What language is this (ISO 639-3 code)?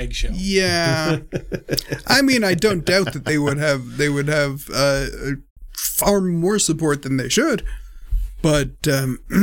eng